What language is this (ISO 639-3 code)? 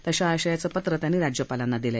mar